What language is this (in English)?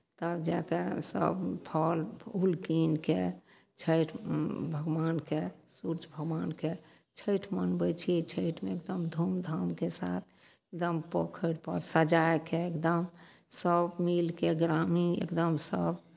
Maithili